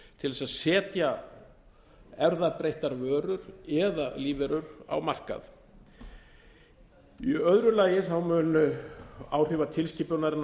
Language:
Icelandic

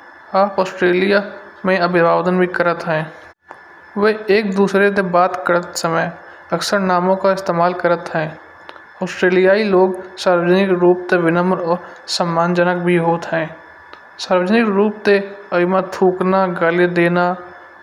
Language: Kanauji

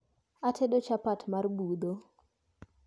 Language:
Luo (Kenya and Tanzania)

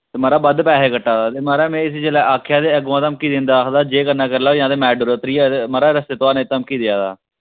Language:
Dogri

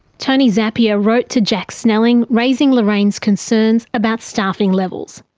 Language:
English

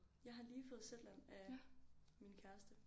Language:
Danish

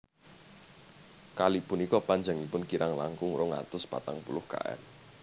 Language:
Javanese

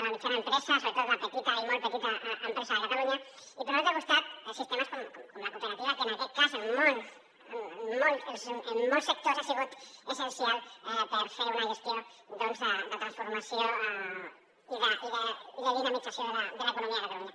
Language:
Catalan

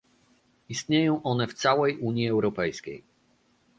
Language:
Polish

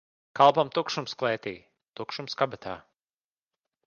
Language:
Latvian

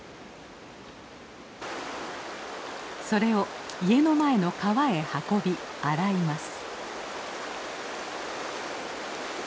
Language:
Japanese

